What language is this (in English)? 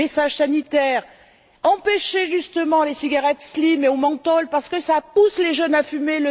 French